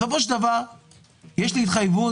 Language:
Hebrew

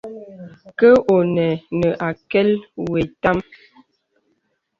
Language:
Bebele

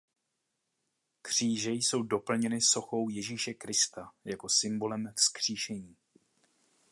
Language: Czech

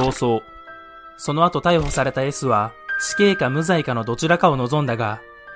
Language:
Japanese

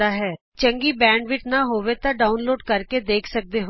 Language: Punjabi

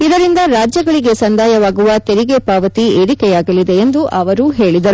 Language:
Kannada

